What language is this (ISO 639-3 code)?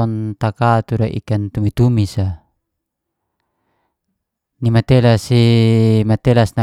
ges